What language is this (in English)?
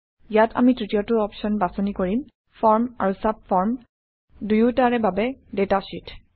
Assamese